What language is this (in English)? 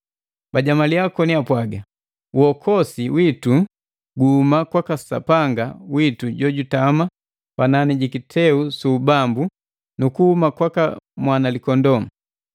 Matengo